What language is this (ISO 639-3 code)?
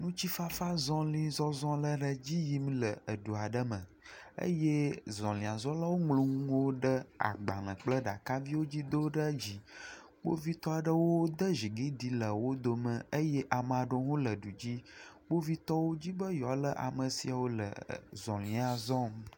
ewe